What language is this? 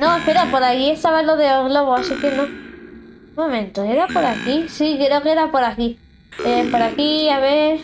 Spanish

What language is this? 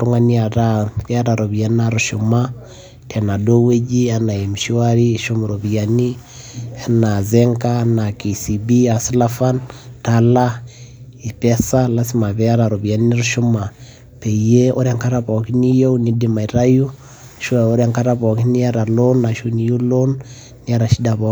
Masai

